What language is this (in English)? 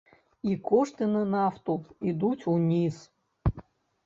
Belarusian